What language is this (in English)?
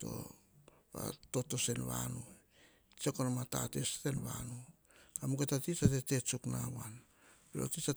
Hahon